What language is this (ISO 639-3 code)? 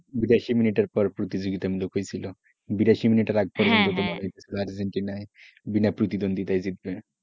ben